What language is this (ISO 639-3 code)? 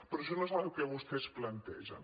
cat